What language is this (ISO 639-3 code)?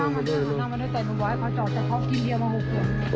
tha